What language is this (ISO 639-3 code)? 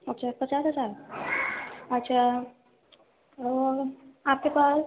urd